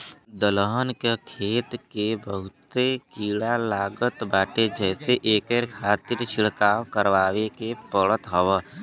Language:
Bhojpuri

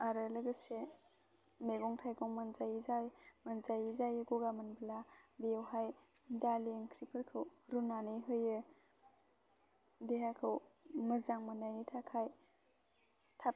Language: Bodo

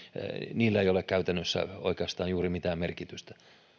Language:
Finnish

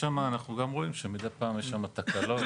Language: Hebrew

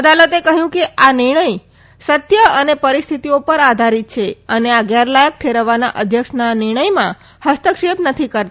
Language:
Gujarati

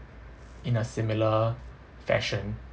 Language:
English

